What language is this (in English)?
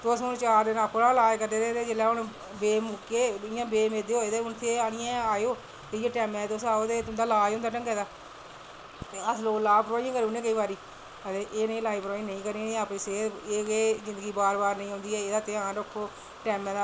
Dogri